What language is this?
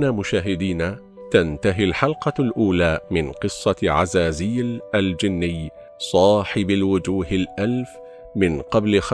Arabic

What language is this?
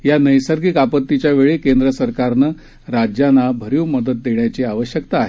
Marathi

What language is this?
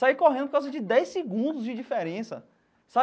Portuguese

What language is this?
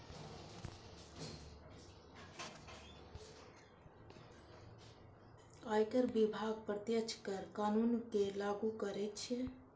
Maithili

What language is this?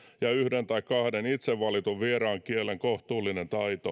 Finnish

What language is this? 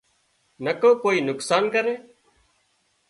Wadiyara Koli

